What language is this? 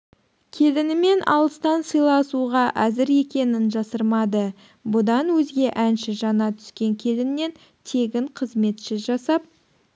Kazakh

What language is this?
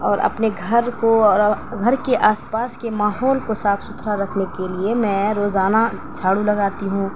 Urdu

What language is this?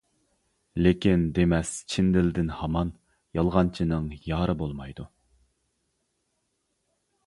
Uyghur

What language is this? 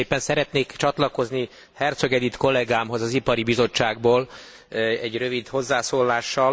Hungarian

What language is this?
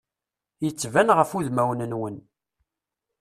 Kabyle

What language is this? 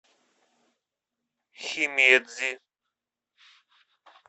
Russian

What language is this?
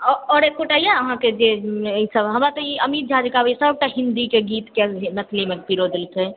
Maithili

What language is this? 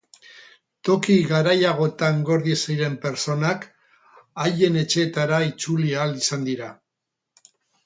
Basque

